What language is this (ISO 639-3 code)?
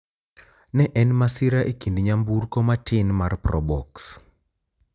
luo